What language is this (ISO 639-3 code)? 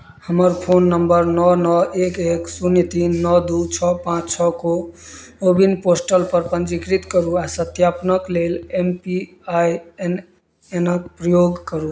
mai